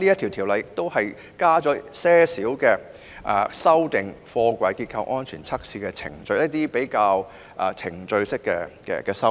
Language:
Cantonese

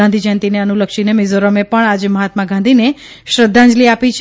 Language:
Gujarati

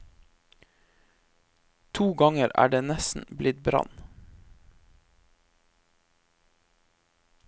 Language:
Norwegian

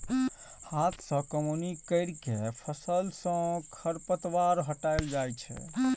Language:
Maithili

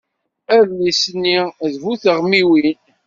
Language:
Kabyle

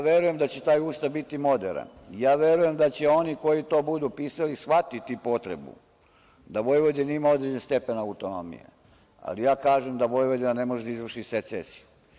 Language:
Serbian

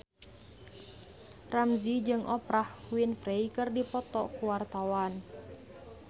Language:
Sundanese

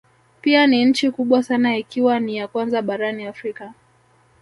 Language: Swahili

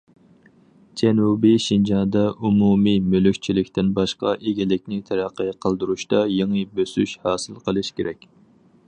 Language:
Uyghur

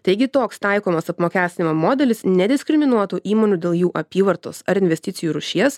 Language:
Lithuanian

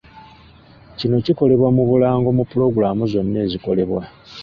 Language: Ganda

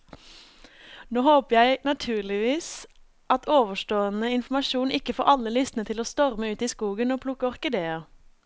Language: Norwegian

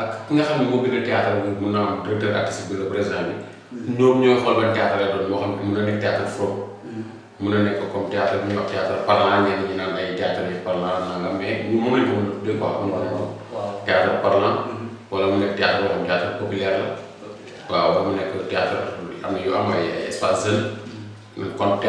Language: Indonesian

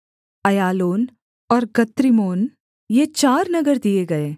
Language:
Hindi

